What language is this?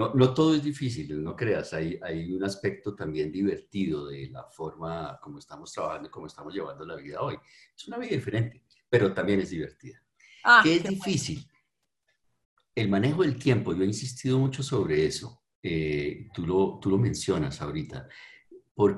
Spanish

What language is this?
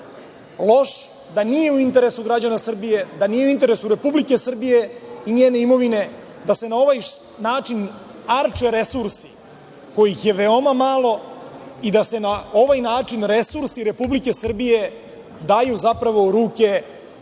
Serbian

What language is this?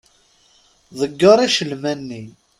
Kabyle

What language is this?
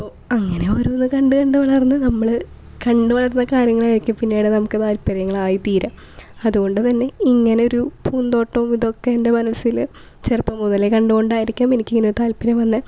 Malayalam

